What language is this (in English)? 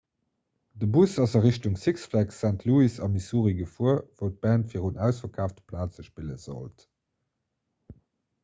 Luxembourgish